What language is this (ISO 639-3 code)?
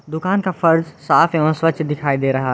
hin